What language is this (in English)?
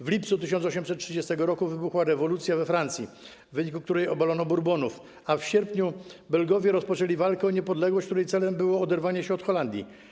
Polish